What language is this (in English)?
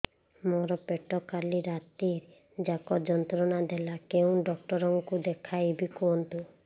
Odia